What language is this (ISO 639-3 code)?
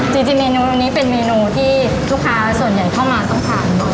tha